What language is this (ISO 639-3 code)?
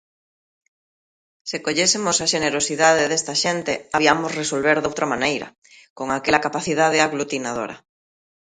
glg